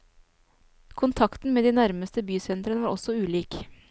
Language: Norwegian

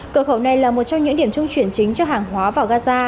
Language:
Vietnamese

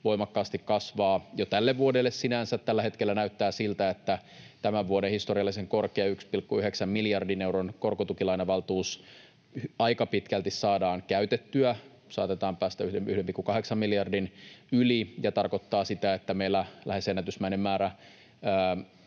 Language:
Finnish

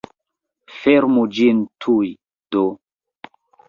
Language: Esperanto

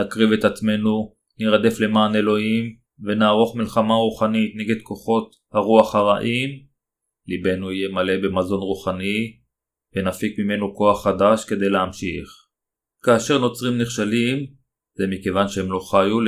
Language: Hebrew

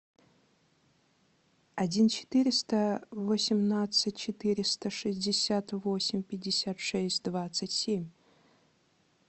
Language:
Russian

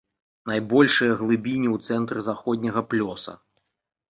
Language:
Belarusian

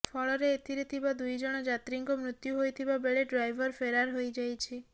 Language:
Odia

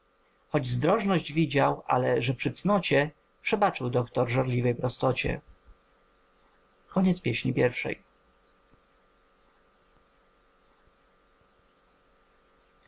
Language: Polish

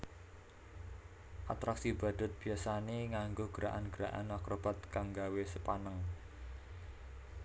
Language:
Javanese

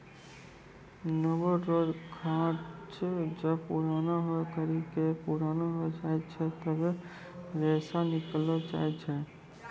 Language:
Maithili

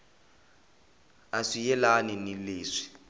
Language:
Tsonga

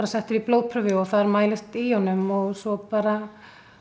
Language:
Icelandic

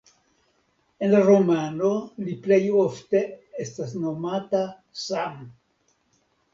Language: Esperanto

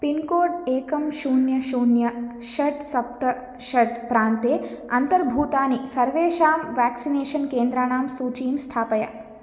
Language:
Sanskrit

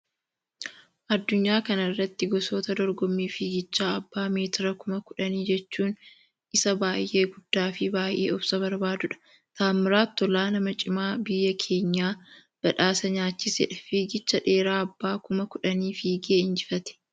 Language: Oromo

